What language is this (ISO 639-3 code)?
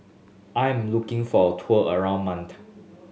eng